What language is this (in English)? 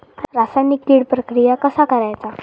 Marathi